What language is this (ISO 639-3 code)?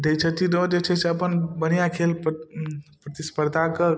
mai